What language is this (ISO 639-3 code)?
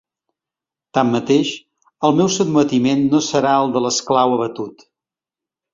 cat